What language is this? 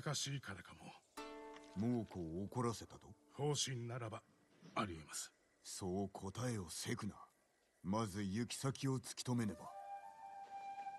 Polish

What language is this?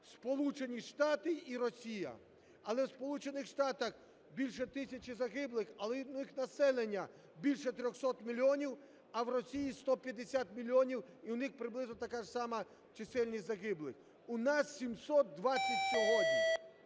Ukrainian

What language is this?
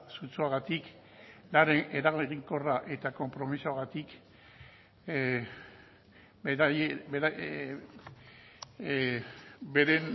Basque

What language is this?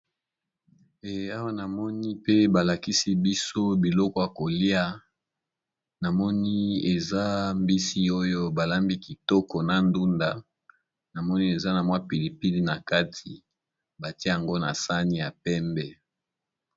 Lingala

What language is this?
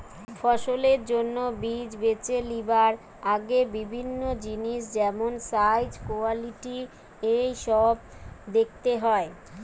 Bangla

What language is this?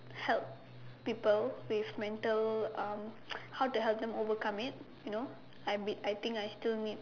English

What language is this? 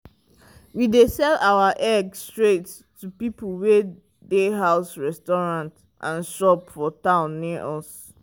Nigerian Pidgin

